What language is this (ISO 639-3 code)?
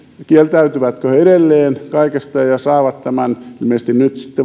fin